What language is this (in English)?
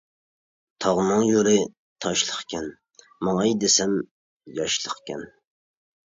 Uyghur